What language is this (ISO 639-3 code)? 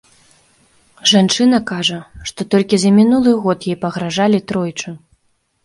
bel